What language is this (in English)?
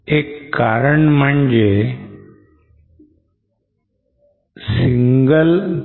Marathi